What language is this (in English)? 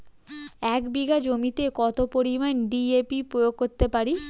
Bangla